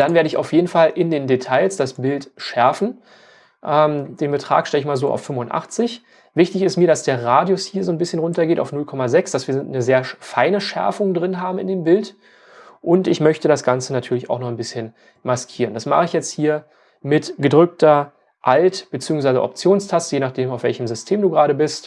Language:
German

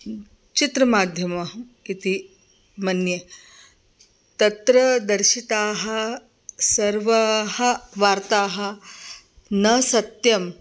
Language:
Sanskrit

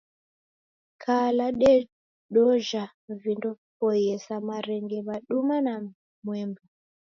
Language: Taita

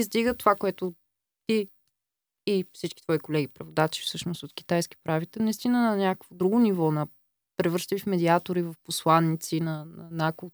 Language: Bulgarian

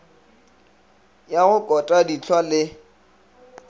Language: Northern Sotho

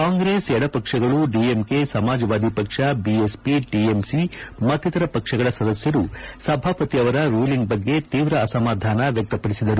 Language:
Kannada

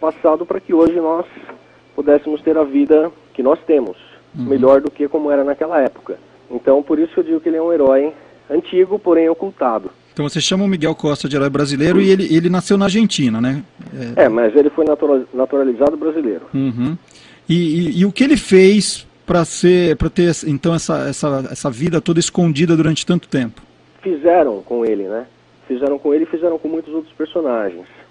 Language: Portuguese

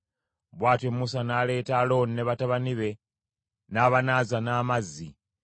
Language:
Ganda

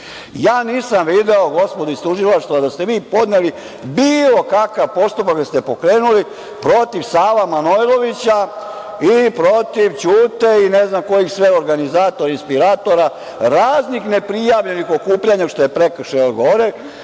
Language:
Serbian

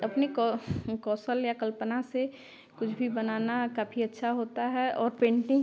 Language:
Hindi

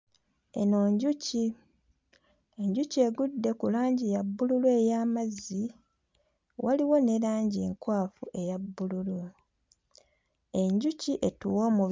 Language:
Ganda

